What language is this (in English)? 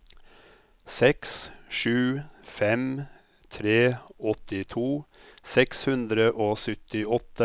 Norwegian